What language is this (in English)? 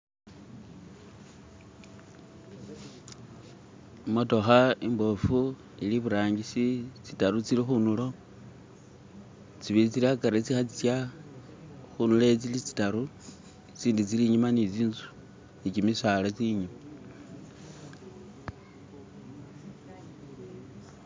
Masaaba